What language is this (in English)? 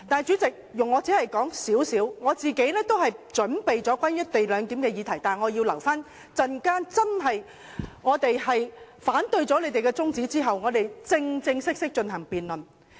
Cantonese